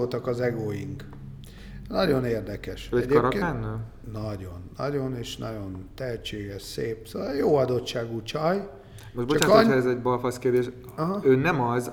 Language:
Hungarian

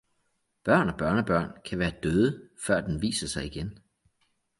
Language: Danish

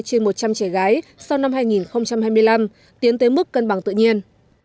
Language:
Vietnamese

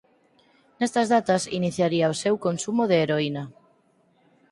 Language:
Galician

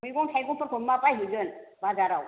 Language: Bodo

